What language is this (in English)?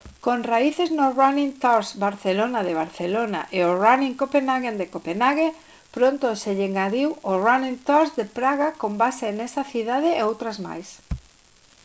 Galician